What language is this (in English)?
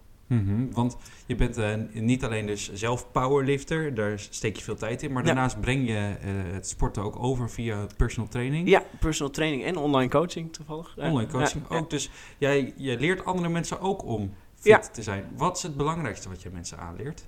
Dutch